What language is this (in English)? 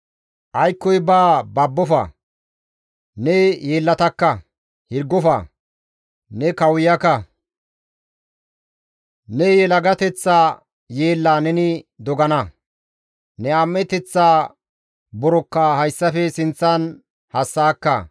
Gamo